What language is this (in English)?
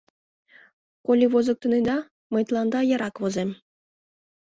Mari